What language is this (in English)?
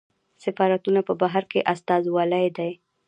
Pashto